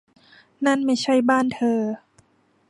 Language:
Thai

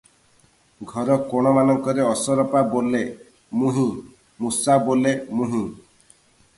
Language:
Odia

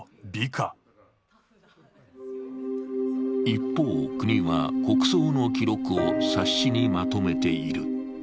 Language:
Japanese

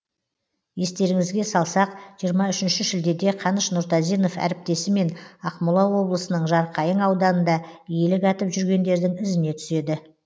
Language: Kazakh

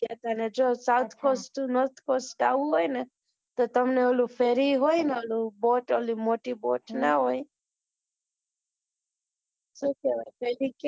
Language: Gujarati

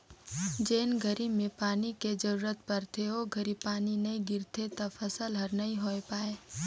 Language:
Chhattisgarhi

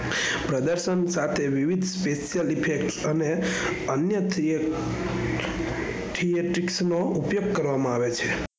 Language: Gujarati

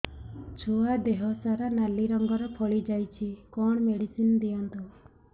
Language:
Odia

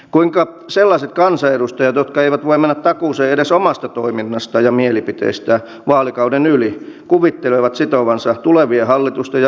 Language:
Finnish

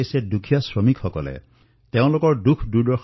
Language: Assamese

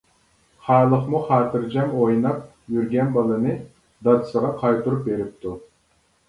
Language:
Uyghur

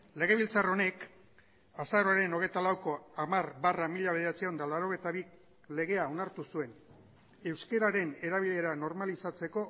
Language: Basque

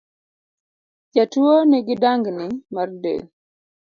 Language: Luo (Kenya and Tanzania)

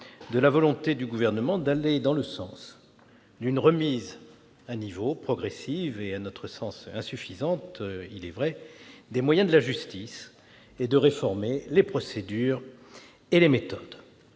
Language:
French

